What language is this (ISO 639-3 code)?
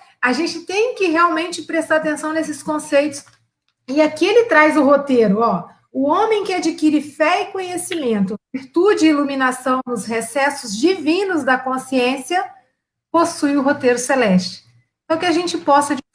por